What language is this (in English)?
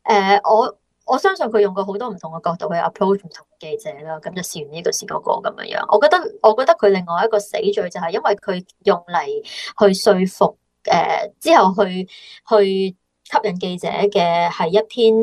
Chinese